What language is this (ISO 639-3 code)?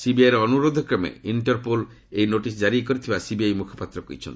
ori